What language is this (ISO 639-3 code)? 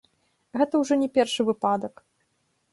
bel